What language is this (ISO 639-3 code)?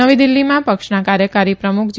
guj